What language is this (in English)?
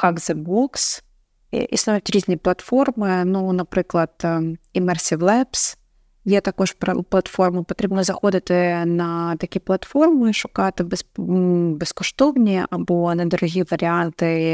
Ukrainian